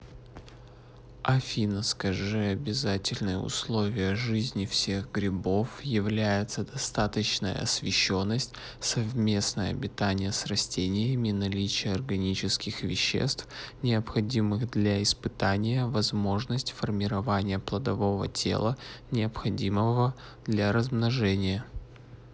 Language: Russian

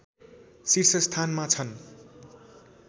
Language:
Nepali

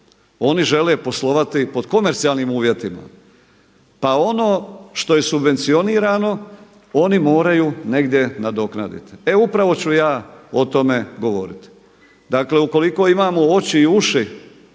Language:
Croatian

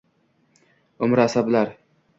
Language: Uzbek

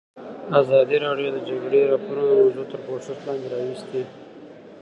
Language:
Pashto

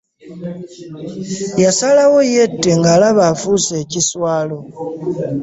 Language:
Ganda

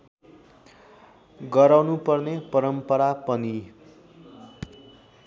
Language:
Nepali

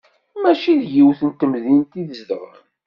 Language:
Kabyle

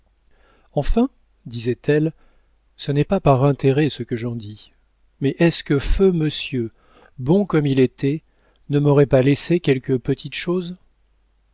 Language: French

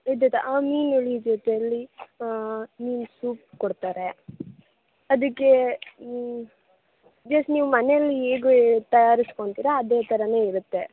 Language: Kannada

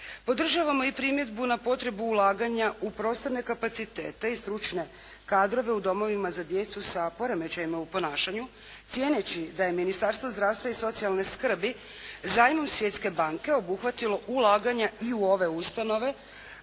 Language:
Croatian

